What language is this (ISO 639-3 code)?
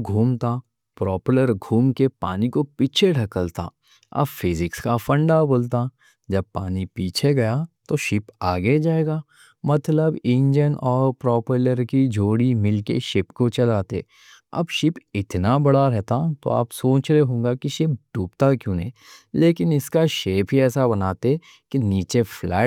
dcc